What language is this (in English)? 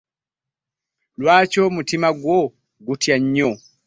Ganda